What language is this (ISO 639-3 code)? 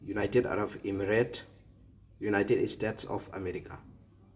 mni